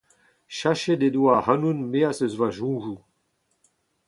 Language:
Breton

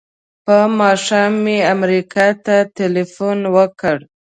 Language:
Pashto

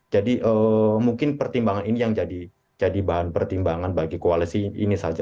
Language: Indonesian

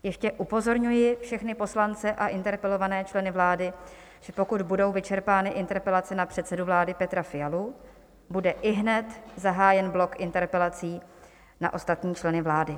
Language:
Czech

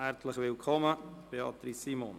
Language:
Swiss German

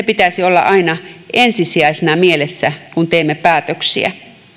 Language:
Finnish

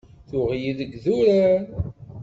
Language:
Kabyle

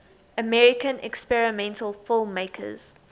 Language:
English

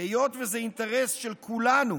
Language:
Hebrew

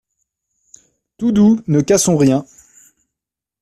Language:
French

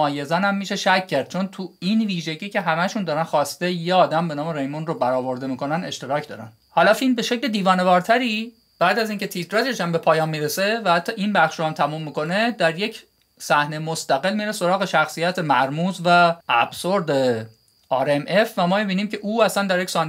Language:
Persian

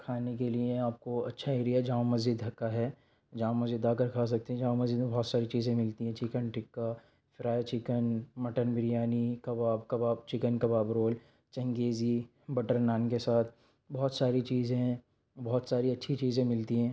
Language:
Urdu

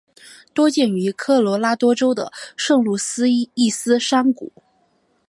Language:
Chinese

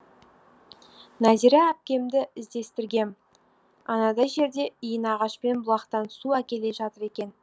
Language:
Kazakh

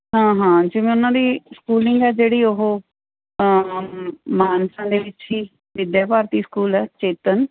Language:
Punjabi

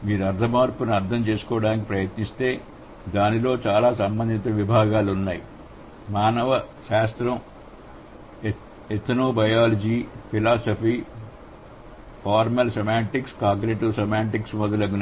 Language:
Telugu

